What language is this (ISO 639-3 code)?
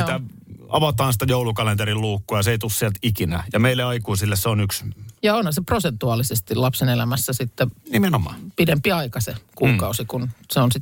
fin